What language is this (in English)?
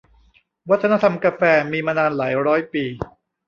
Thai